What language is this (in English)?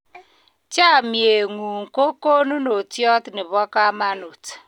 Kalenjin